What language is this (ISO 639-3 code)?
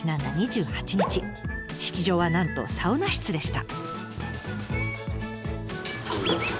jpn